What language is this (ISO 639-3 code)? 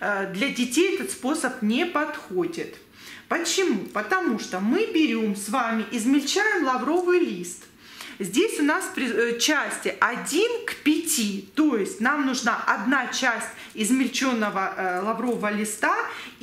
rus